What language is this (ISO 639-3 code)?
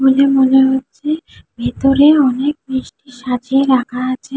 ben